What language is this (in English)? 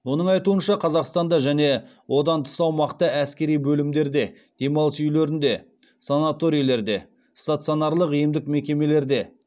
Kazakh